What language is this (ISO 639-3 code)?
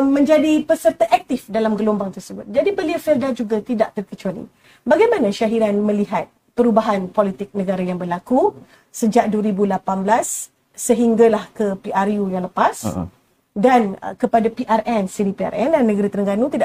msa